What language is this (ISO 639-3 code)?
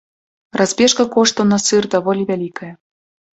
bel